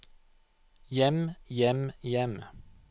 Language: Norwegian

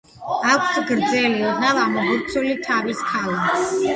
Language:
Georgian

